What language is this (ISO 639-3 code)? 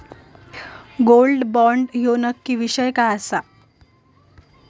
mar